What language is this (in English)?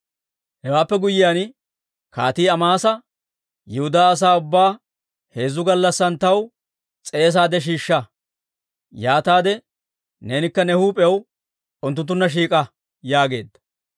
Dawro